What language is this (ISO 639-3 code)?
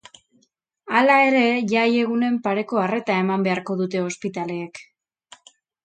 eus